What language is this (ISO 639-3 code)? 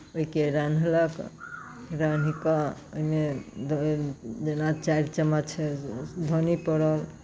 mai